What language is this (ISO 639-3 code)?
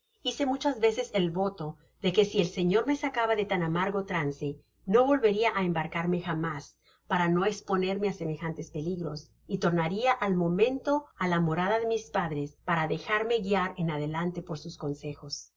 spa